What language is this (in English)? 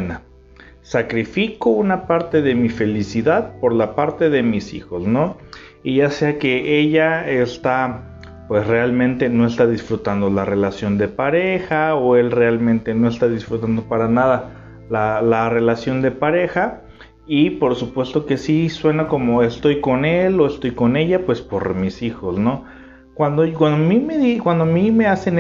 Spanish